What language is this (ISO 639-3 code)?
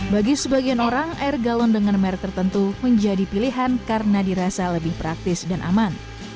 ind